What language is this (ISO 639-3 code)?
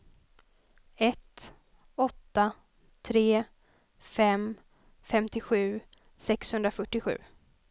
swe